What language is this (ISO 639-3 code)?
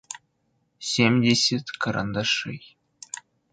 rus